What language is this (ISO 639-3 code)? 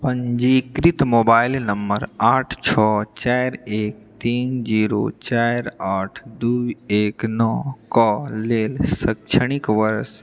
mai